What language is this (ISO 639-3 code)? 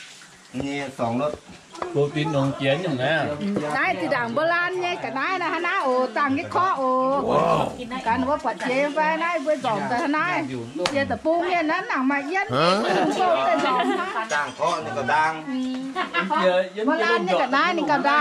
tha